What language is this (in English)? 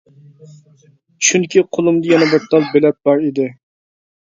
Uyghur